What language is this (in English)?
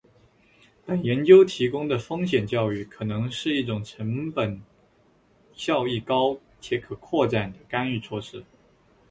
Chinese